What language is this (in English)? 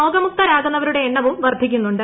Malayalam